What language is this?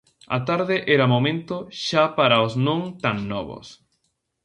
Galician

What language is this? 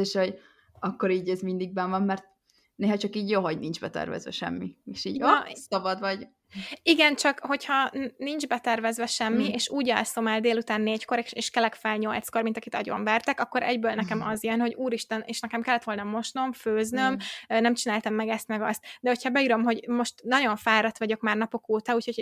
Hungarian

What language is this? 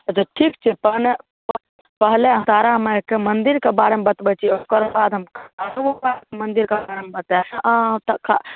Maithili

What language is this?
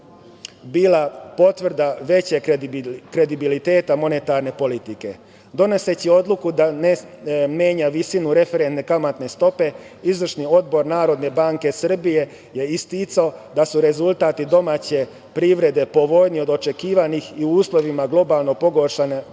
Serbian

